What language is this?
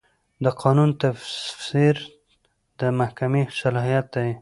Pashto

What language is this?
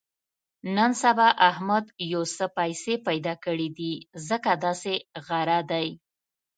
Pashto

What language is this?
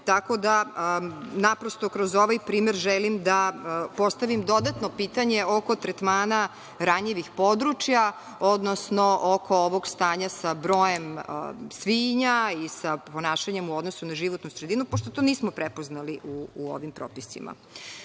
Serbian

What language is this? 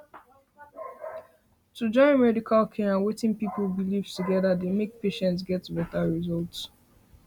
Nigerian Pidgin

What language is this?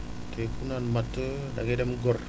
Wolof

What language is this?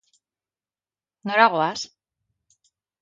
Basque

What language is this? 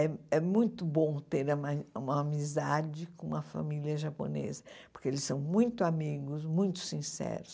Portuguese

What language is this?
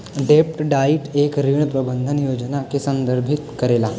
Bhojpuri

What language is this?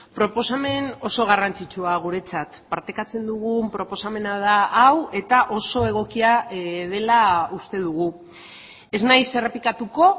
Basque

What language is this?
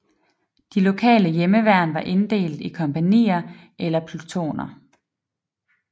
Danish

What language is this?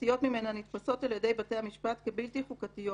Hebrew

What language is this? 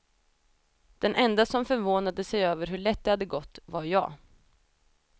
Swedish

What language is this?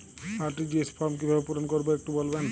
Bangla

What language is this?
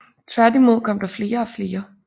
Danish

